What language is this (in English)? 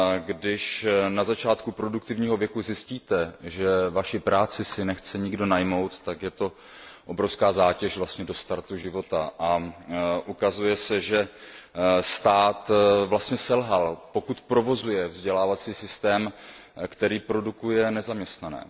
Czech